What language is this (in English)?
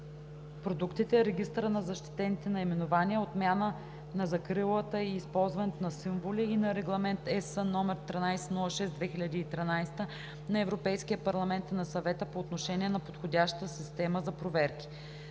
Bulgarian